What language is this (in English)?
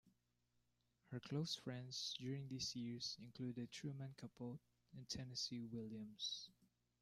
English